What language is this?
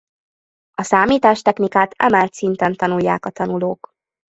Hungarian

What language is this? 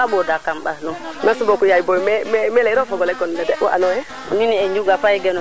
Serer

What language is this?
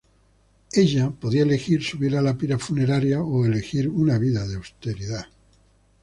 Spanish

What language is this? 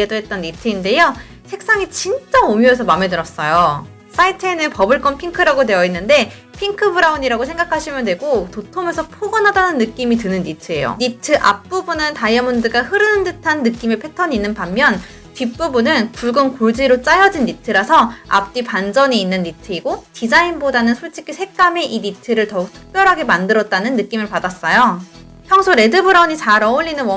Korean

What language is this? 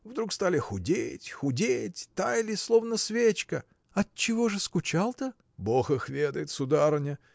Russian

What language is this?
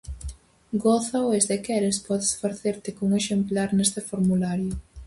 Galician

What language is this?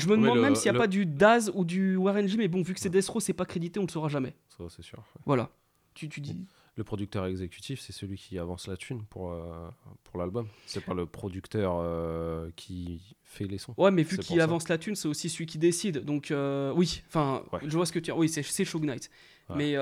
French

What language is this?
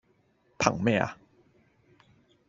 Cantonese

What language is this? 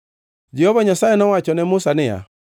Luo (Kenya and Tanzania)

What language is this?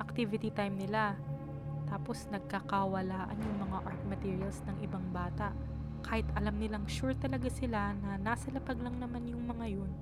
Filipino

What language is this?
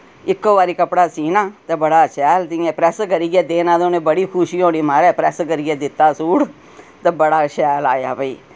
Dogri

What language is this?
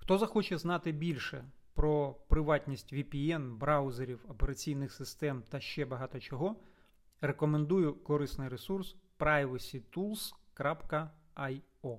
Ukrainian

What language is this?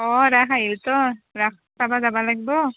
Assamese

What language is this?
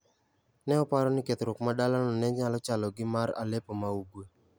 Luo (Kenya and Tanzania)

